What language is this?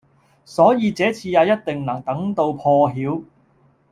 Cantonese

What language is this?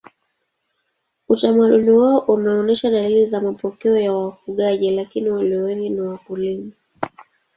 Swahili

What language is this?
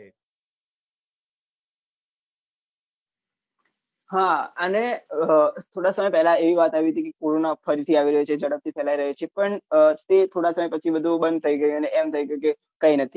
Gujarati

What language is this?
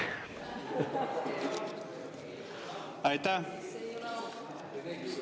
Estonian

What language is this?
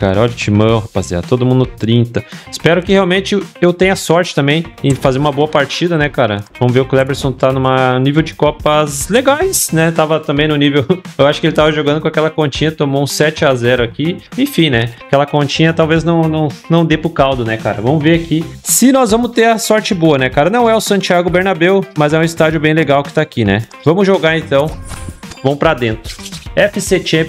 Portuguese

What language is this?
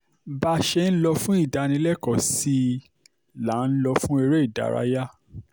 Yoruba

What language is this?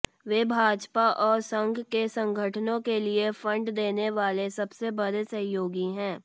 Hindi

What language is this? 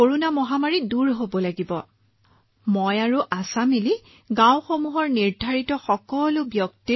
Assamese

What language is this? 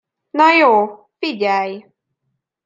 Hungarian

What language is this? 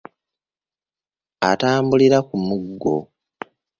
Ganda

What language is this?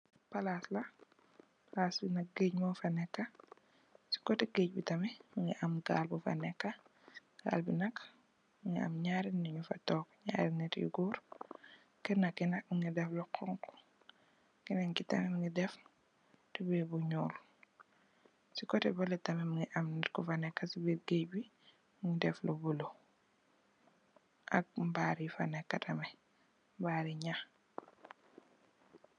Wolof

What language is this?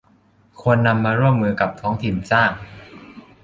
Thai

